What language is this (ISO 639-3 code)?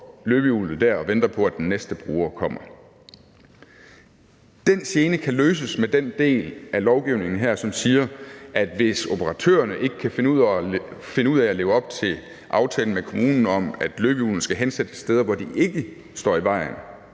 dan